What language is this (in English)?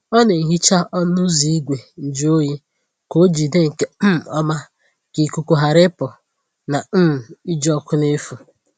Igbo